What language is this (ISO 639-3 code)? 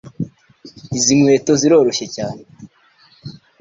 kin